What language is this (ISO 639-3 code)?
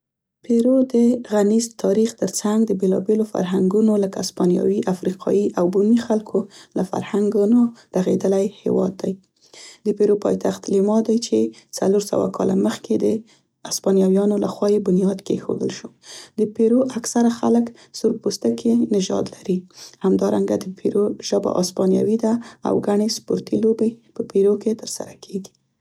pst